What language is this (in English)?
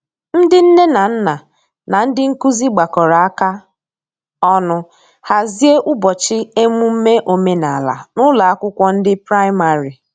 Igbo